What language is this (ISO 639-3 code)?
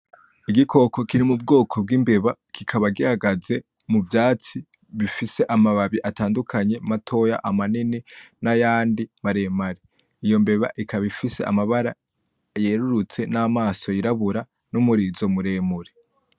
run